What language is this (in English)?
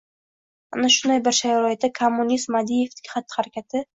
Uzbek